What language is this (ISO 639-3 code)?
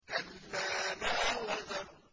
ara